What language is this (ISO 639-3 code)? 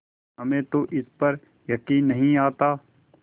hin